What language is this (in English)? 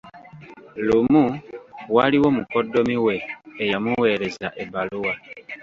Ganda